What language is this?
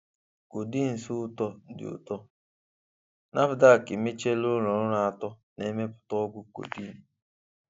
Igbo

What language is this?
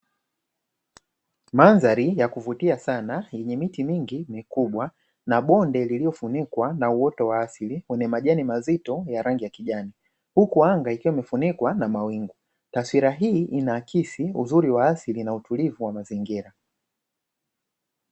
Swahili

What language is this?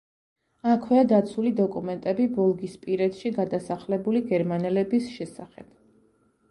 Georgian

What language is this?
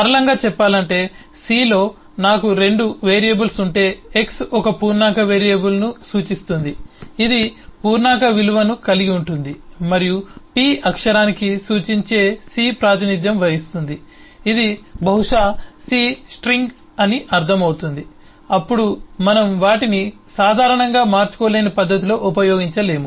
Telugu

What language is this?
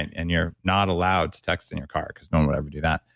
English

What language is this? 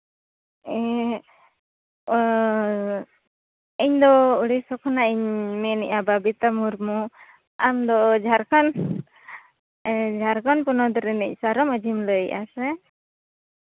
Santali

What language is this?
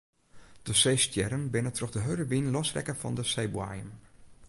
Western Frisian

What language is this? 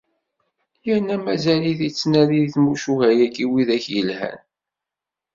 Kabyle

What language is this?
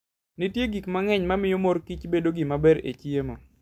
Luo (Kenya and Tanzania)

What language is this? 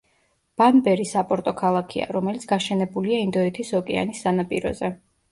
Georgian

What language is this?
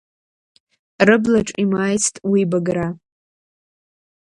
Abkhazian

